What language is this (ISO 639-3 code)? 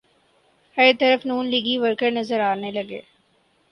urd